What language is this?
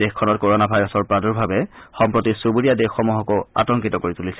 Assamese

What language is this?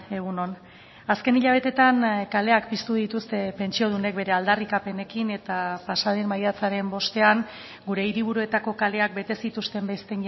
Basque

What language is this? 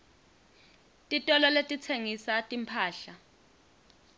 Swati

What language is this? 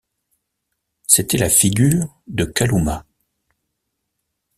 French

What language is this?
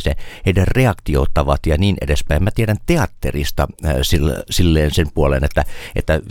Finnish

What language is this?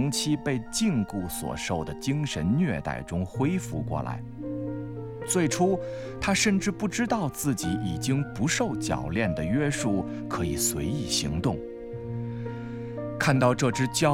Chinese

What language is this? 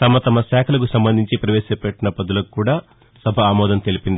Telugu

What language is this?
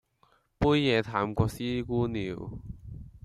Cantonese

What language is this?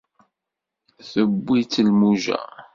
Kabyle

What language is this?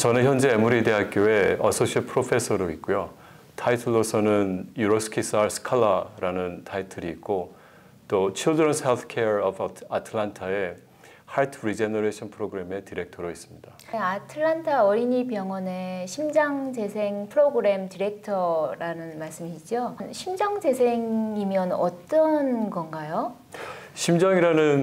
Korean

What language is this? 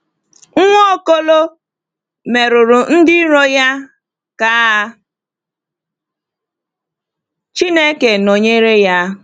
Igbo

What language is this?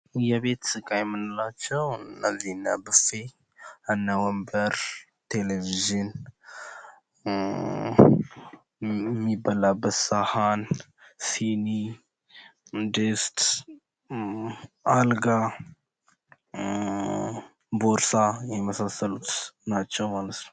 Amharic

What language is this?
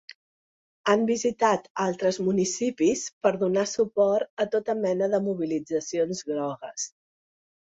Catalan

